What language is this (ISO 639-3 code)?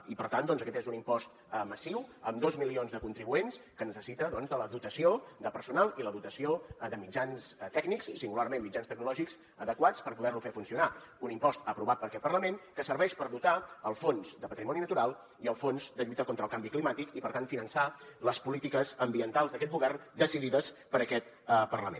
cat